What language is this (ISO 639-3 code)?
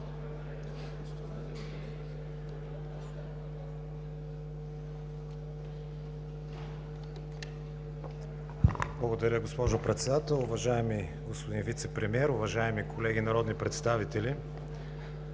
bul